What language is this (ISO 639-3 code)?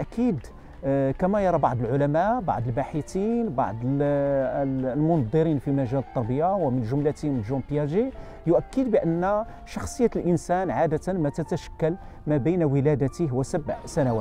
ara